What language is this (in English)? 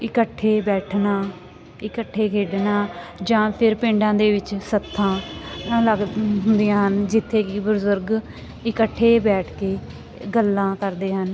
Punjabi